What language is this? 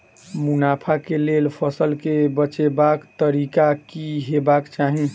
Maithili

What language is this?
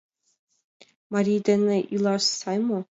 Mari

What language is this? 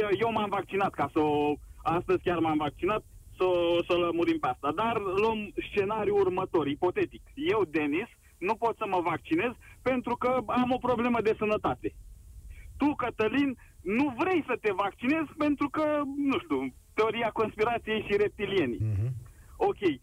Romanian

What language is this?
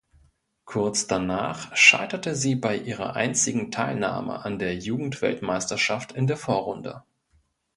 German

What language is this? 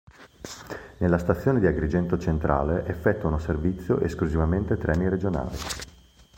Italian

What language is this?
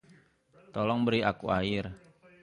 Indonesian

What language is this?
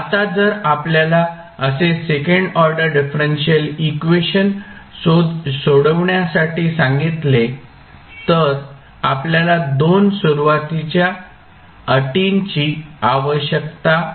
Marathi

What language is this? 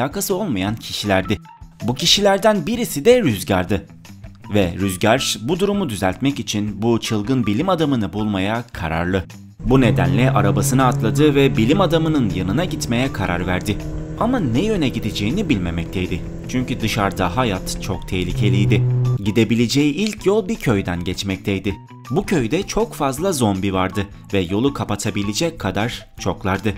Turkish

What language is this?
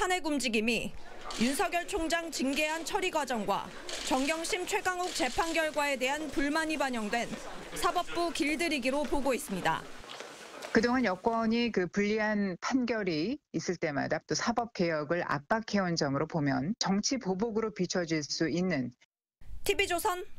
Korean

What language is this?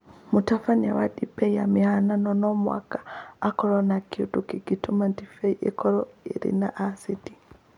Kikuyu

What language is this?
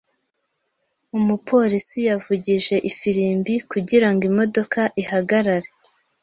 Kinyarwanda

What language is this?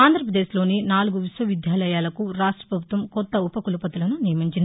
Telugu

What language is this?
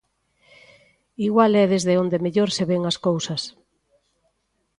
Galician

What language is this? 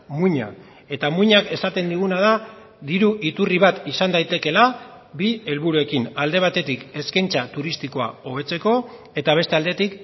Basque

